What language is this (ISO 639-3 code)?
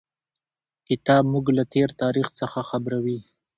pus